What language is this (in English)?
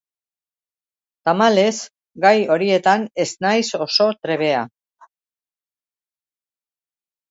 Basque